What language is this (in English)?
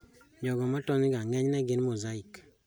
Luo (Kenya and Tanzania)